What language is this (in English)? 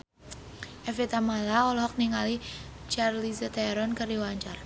Sundanese